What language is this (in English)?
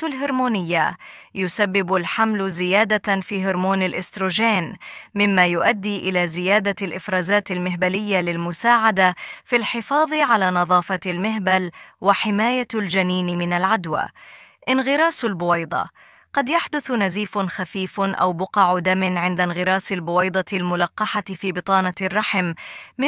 Arabic